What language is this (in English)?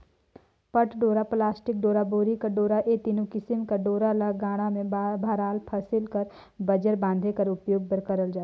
Chhattisgarhi